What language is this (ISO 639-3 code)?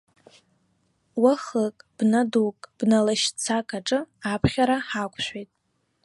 abk